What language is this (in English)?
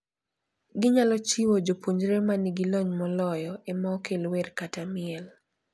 Luo (Kenya and Tanzania)